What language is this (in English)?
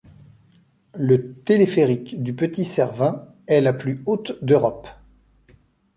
French